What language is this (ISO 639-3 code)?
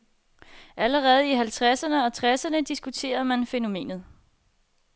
dan